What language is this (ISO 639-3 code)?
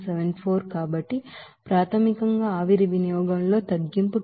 tel